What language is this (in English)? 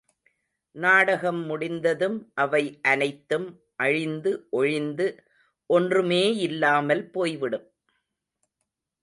Tamil